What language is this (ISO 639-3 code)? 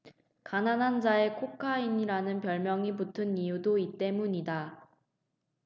kor